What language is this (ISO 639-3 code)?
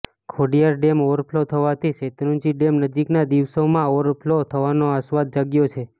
guj